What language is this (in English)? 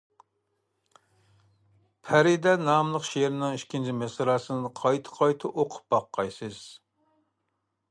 Uyghur